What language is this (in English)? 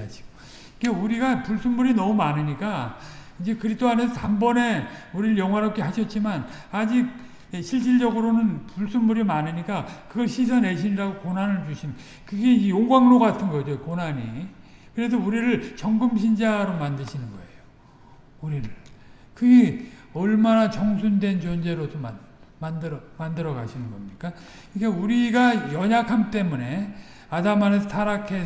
Korean